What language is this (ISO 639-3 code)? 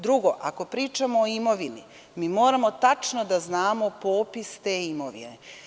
srp